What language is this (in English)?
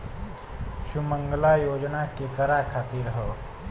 Bhojpuri